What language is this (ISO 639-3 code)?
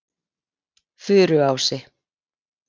isl